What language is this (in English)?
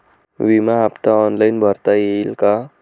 Marathi